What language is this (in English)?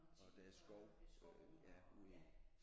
Danish